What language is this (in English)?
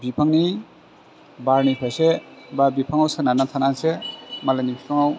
Bodo